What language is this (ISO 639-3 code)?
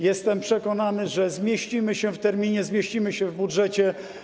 pol